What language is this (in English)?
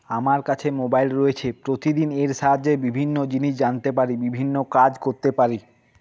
Bangla